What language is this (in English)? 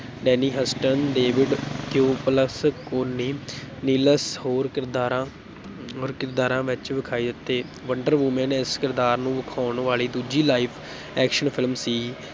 Punjabi